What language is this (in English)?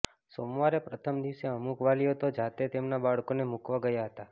Gujarati